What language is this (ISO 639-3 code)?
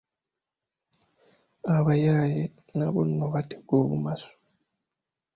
lug